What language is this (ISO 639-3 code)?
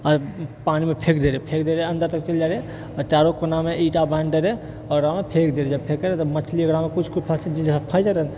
mai